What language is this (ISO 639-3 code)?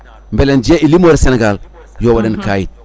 ful